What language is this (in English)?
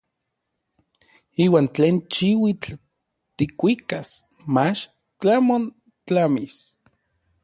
Orizaba Nahuatl